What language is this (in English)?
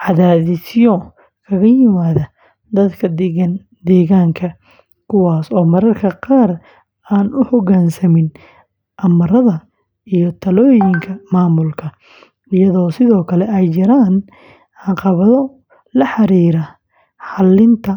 Somali